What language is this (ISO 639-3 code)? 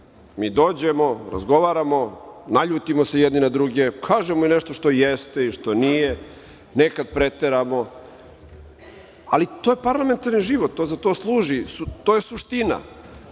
srp